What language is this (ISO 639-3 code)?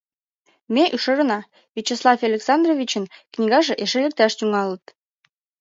chm